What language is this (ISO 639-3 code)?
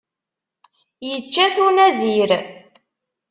kab